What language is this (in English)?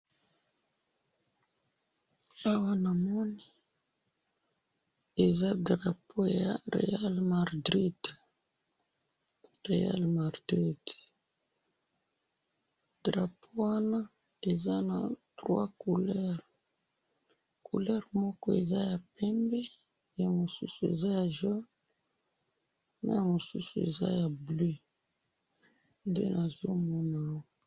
Lingala